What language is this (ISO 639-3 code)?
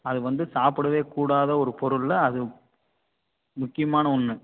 tam